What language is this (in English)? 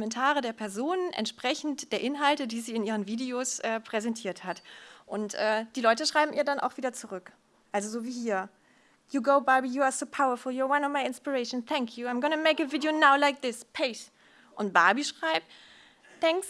German